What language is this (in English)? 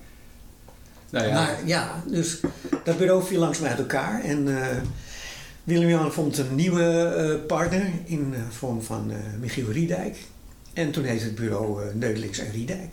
Dutch